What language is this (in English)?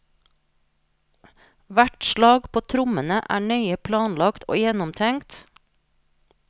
Norwegian